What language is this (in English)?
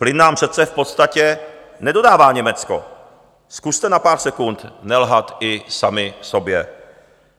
Czech